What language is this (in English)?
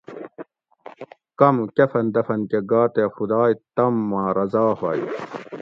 Gawri